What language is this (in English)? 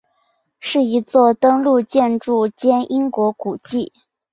Chinese